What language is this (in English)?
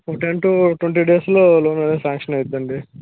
Telugu